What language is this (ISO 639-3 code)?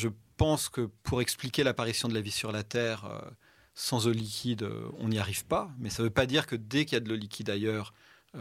fra